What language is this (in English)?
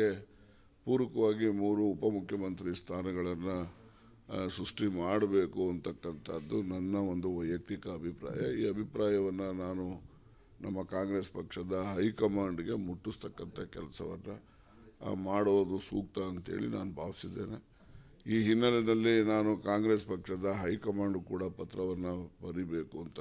Romanian